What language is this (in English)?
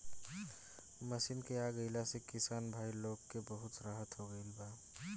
Bhojpuri